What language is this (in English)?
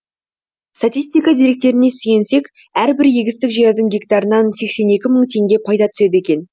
Kazakh